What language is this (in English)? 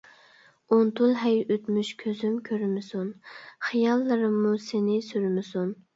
Uyghur